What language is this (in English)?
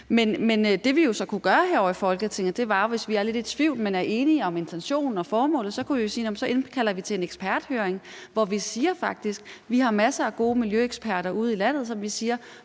Danish